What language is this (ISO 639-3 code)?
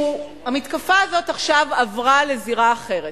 heb